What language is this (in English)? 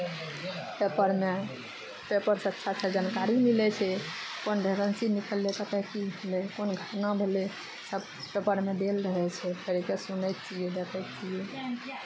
Maithili